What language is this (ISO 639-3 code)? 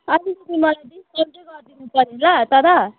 nep